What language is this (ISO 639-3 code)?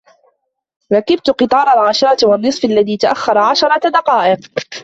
ara